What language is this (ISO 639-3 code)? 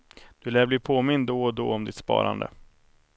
swe